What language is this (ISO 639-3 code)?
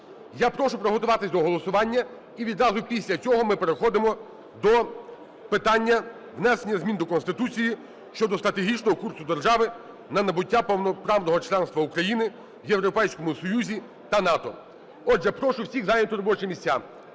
ukr